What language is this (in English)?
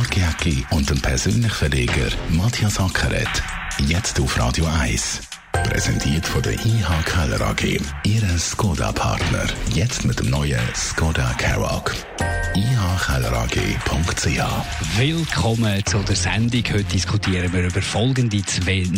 German